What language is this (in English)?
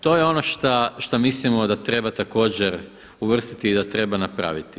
Croatian